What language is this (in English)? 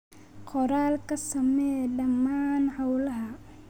Somali